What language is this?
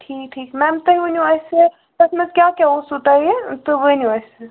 Kashmiri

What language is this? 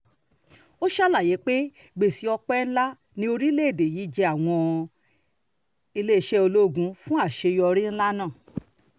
Yoruba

